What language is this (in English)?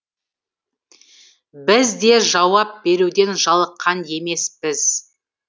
Kazakh